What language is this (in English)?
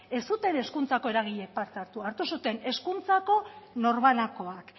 Basque